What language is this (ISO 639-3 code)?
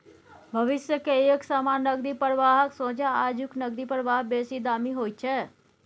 mai